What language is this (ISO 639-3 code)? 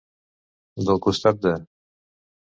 cat